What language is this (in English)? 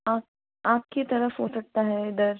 Hindi